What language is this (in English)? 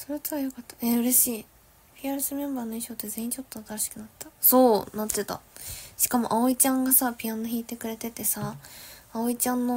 Japanese